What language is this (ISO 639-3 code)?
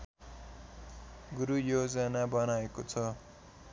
nep